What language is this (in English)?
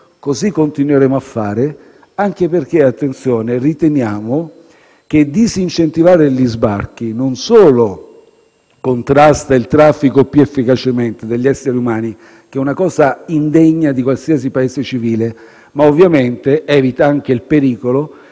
Italian